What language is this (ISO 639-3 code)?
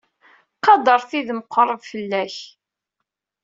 kab